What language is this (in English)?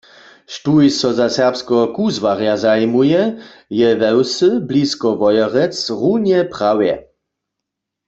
Upper Sorbian